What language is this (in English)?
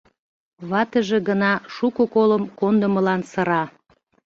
Mari